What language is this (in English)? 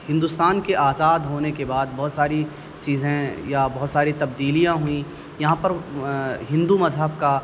Urdu